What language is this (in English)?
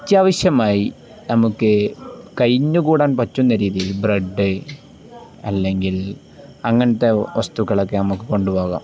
Malayalam